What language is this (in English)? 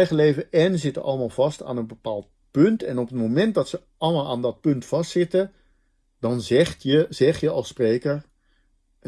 Dutch